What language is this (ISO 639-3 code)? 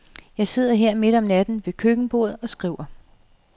dan